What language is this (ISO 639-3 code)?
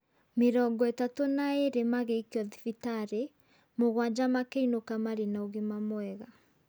kik